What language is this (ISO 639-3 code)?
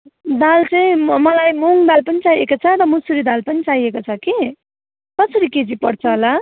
nep